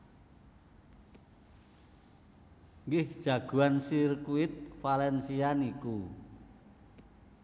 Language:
Javanese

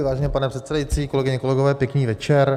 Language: Czech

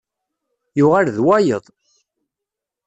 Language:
Kabyle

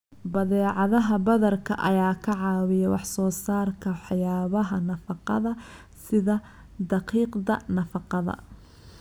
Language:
Somali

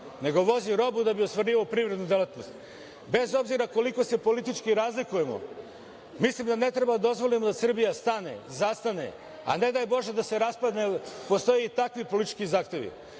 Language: Serbian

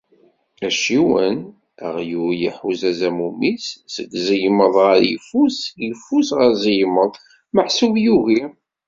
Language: Kabyle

